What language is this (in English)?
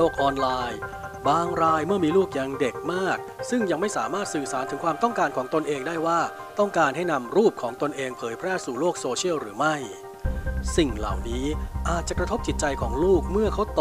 Thai